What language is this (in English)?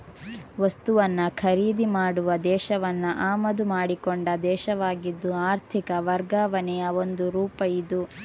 Kannada